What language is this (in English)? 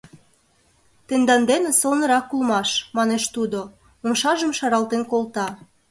Mari